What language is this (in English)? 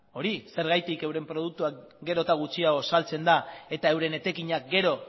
Basque